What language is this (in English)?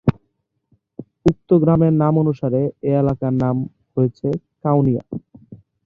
Bangla